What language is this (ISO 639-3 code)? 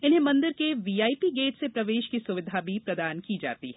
hin